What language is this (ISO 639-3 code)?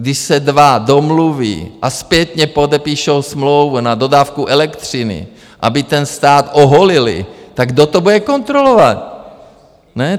ces